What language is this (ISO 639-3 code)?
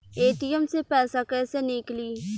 bho